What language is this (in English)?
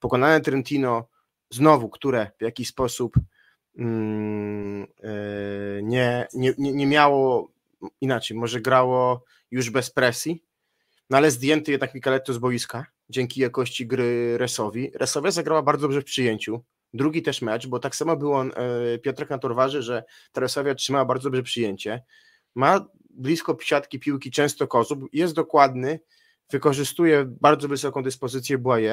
Polish